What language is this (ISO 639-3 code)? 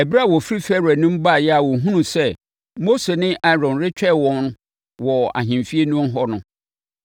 aka